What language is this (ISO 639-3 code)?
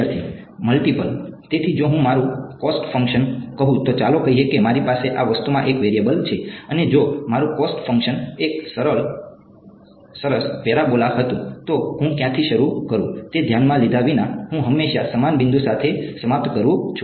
guj